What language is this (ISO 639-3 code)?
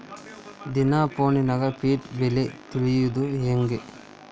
kan